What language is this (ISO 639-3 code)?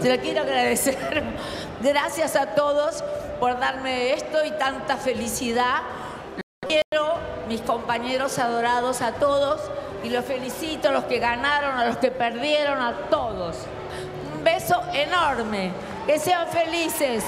spa